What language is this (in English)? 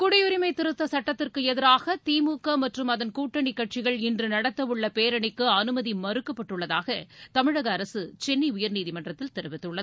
Tamil